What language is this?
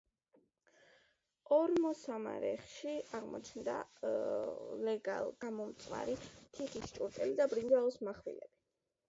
Georgian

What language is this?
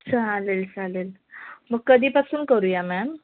Marathi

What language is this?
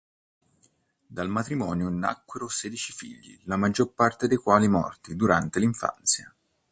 Italian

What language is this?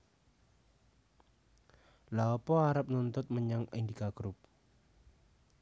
Javanese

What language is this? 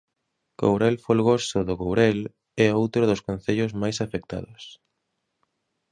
Galician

